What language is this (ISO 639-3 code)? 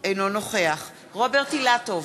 heb